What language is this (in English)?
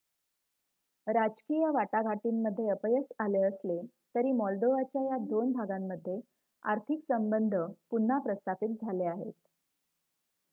Marathi